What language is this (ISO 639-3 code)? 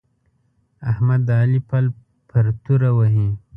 pus